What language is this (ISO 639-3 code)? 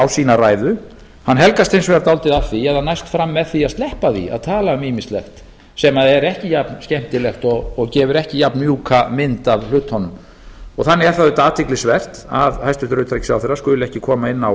isl